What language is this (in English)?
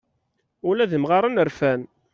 Kabyle